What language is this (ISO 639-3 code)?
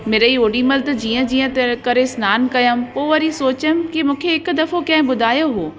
snd